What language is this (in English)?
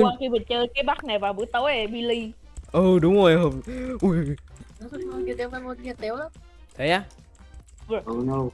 Vietnamese